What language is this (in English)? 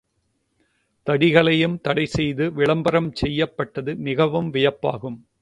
Tamil